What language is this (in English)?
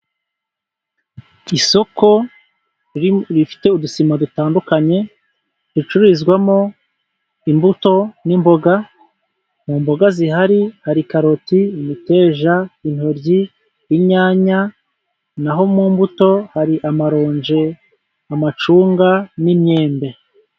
Kinyarwanda